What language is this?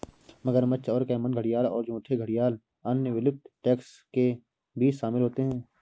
Hindi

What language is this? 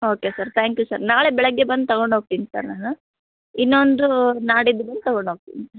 Kannada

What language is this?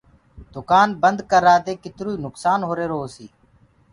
Gurgula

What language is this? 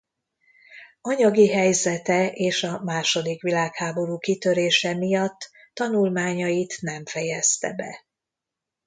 Hungarian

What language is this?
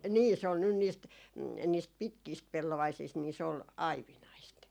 Finnish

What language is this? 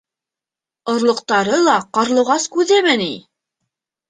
Bashkir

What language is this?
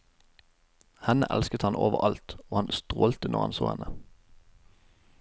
Norwegian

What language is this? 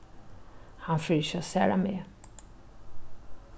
Faroese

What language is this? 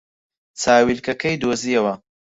Central Kurdish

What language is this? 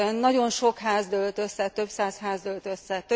Hungarian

